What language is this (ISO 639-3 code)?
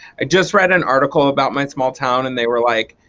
eng